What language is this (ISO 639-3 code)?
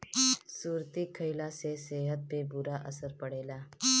bho